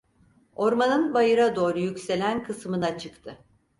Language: Turkish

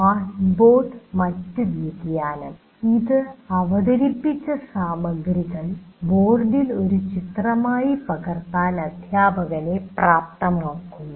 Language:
Malayalam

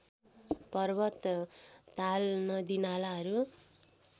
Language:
Nepali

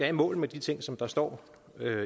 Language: Danish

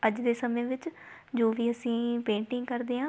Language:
Punjabi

